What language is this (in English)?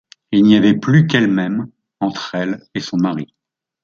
French